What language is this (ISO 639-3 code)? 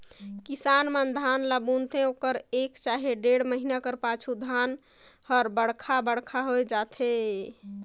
hne